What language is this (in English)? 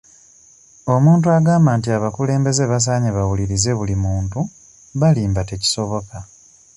Ganda